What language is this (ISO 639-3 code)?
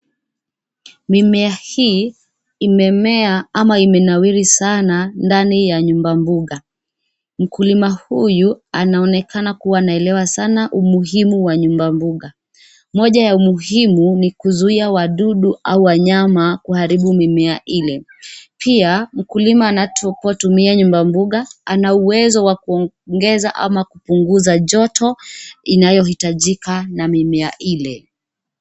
swa